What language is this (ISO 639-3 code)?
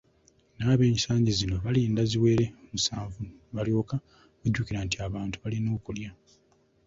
lug